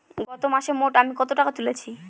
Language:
Bangla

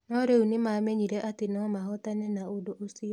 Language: Kikuyu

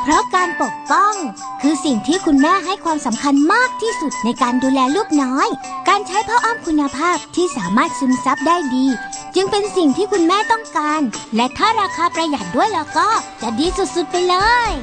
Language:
Thai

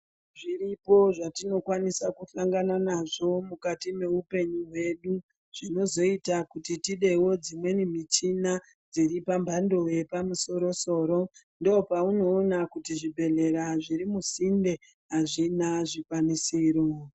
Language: Ndau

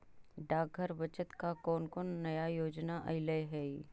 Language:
Magahi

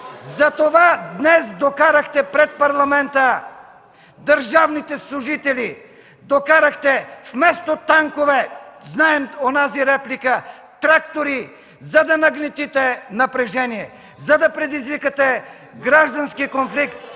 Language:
Bulgarian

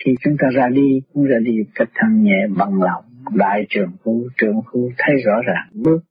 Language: Vietnamese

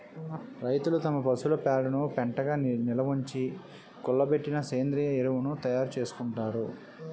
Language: Telugu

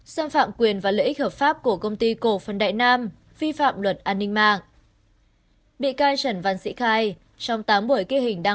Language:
Vietnamese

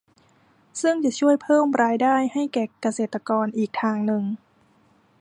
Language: Thai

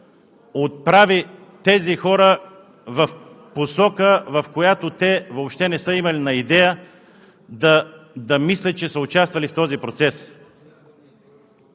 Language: Bulgarian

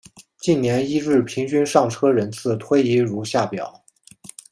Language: Chinese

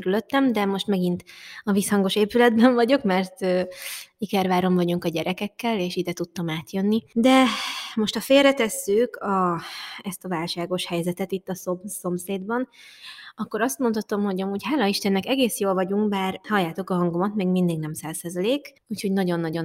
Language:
Hungarian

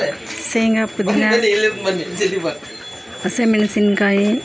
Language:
Kannada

